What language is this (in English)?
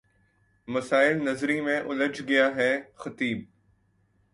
Urdu